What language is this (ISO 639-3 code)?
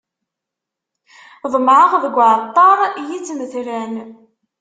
kab